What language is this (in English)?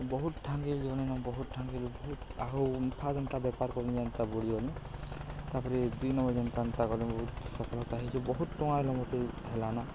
Odia